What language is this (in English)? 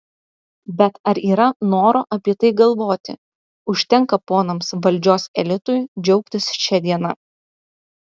Lithuanian